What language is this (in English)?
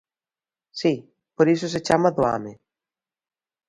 Galician